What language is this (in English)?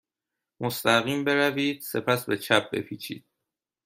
Persian